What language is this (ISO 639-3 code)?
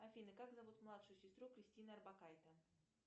rus